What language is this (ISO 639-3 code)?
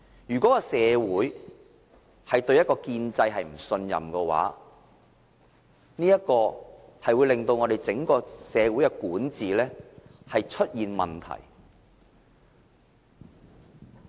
yue